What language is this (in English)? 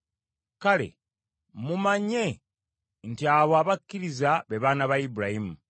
Ganda